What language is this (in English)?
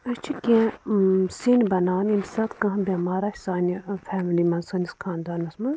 Kashmiri